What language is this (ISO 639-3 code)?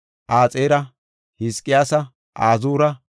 gof